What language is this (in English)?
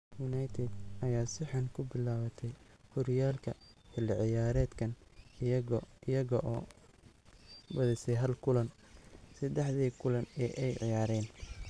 Somali